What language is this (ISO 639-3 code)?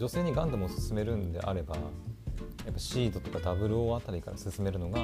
jpn